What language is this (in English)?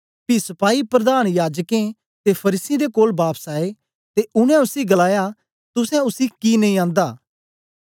Dogri